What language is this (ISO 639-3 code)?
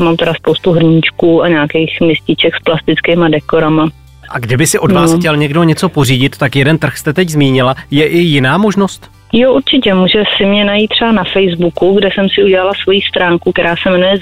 ces